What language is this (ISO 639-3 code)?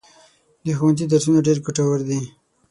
pus